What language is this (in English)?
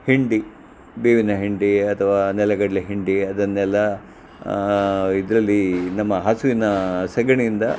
Kannada